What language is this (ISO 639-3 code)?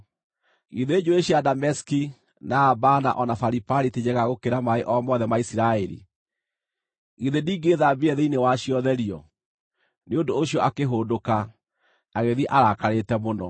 kik